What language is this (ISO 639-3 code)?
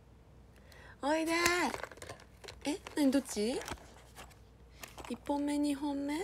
jpn